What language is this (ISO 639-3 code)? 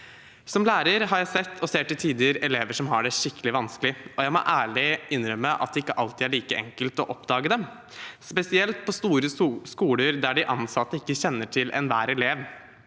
nor